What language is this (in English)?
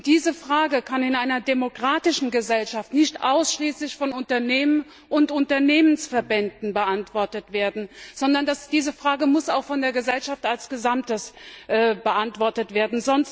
German